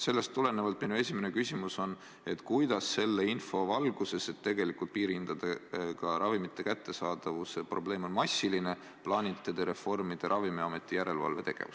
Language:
Estonian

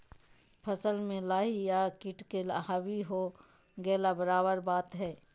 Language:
Magahi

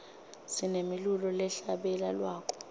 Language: Swati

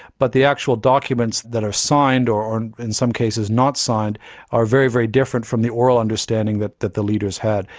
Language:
English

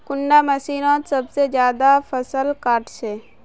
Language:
Magahi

